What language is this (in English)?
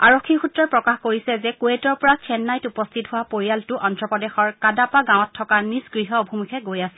Assamese